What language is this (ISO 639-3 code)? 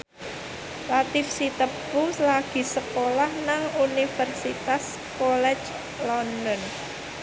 jav